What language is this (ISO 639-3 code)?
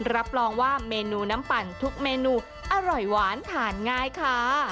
tha